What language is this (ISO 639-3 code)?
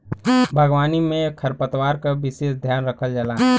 bho